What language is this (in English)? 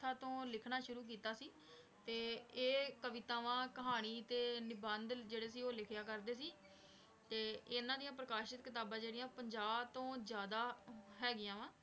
Punjabi